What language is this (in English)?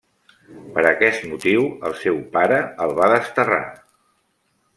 Catalan